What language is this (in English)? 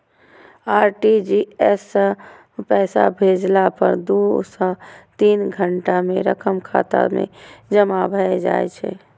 Maithili